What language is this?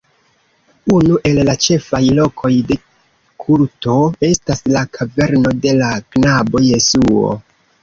Esperanto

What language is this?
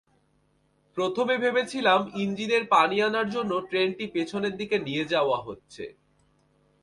Bangla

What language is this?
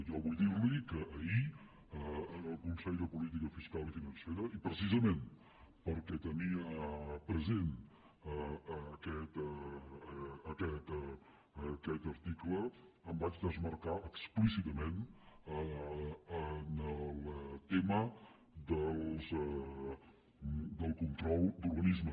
Catalan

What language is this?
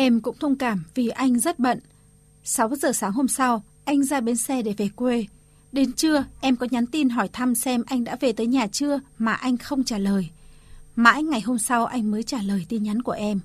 Vietnamese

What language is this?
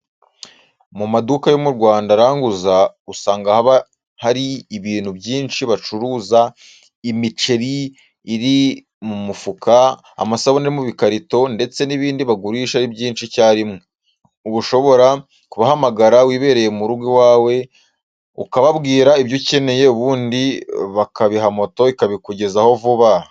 Kinyarwanda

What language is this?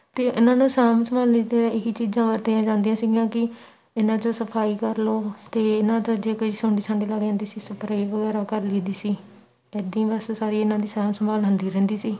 Punjabi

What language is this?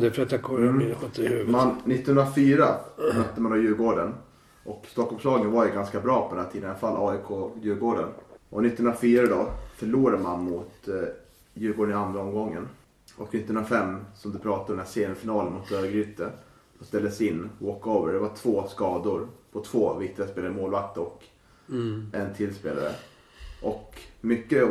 Swedish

